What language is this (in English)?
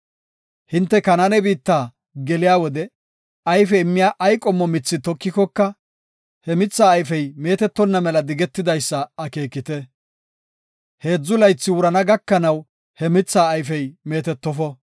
Gofa